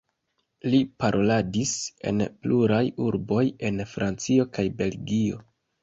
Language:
Esperanto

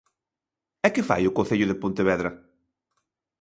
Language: Galician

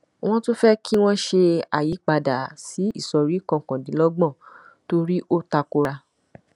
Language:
Yoruba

